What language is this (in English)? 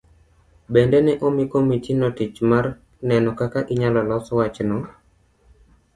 Luo (Kenya and Tanzania)